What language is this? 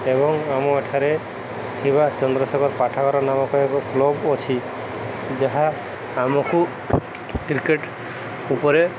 Odia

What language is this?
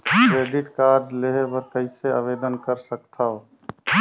Chhattisgarhi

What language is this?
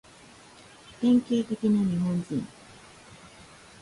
Japanese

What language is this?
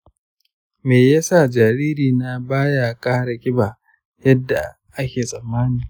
Hausa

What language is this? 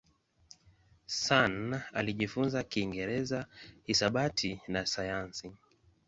Swahili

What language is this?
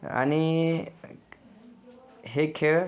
Marathi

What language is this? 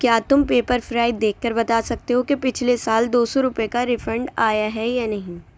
Urdu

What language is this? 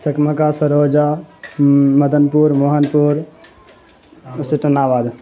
Urdu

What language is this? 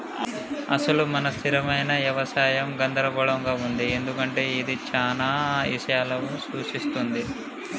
Telugu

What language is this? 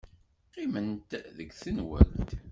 Kabyle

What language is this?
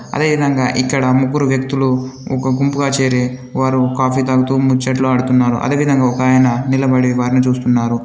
Telugu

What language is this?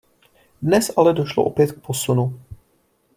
Czech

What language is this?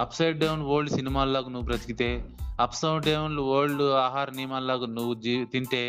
Telugu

